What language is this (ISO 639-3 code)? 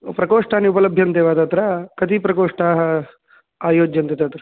san